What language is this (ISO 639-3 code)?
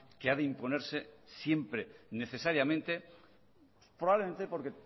spa